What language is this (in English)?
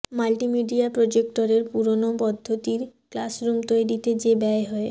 Bangla